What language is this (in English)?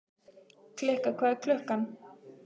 Icelandic